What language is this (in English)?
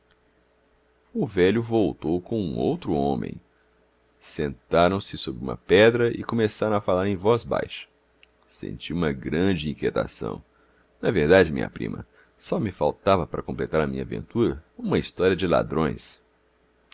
Portuguese